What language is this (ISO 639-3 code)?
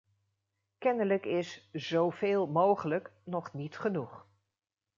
nld